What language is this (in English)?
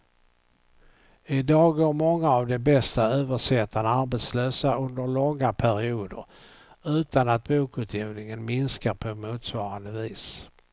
Swedish